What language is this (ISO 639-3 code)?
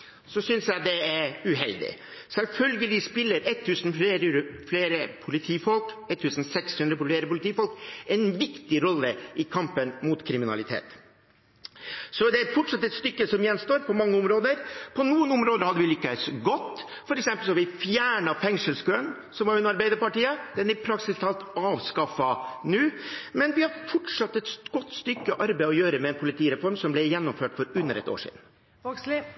nob